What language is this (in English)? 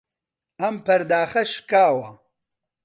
Central Kurdish